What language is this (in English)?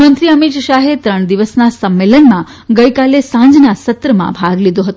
Gujarati